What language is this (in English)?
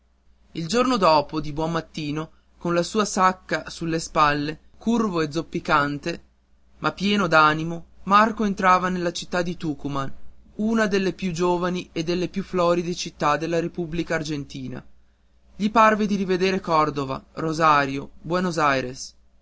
Italian